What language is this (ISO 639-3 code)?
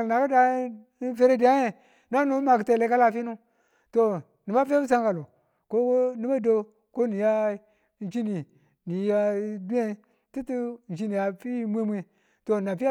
tul